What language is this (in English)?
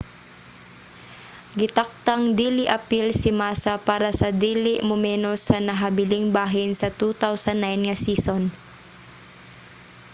Cebuano